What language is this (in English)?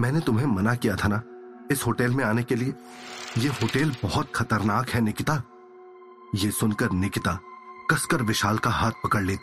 Hindi